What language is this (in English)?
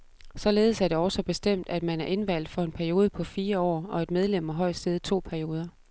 Danish